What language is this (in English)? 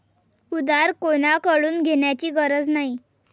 Marathi